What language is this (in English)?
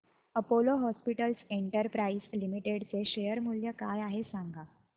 Marathi